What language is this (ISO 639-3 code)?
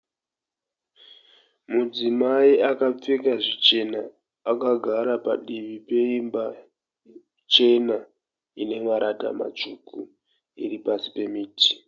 sna